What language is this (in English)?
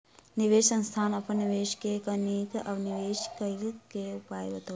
Maithili